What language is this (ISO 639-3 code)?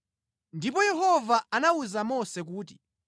nya